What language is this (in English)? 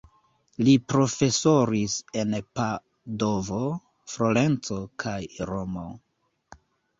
Esperanto